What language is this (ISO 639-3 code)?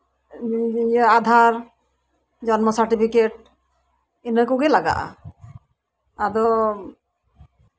sat